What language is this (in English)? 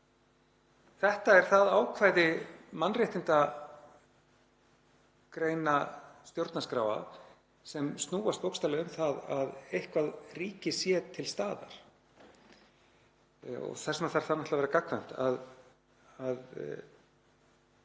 Icelandic